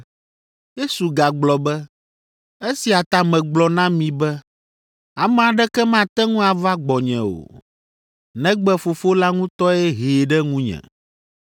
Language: Ewe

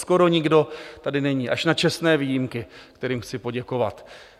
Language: Czech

